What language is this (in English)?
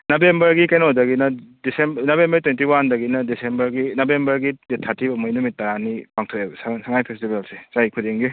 Manipuri